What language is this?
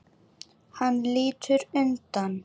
Icelandic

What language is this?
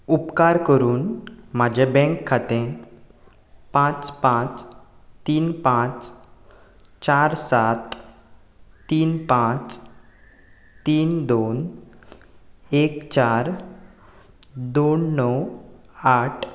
Konkani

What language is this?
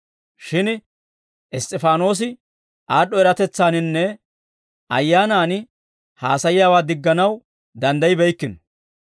Dawro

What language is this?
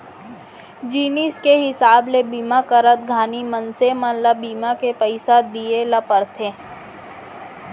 Chhattisgarhi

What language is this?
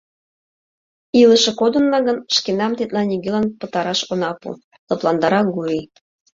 Mari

